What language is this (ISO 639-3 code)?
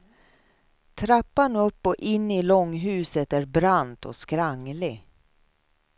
swe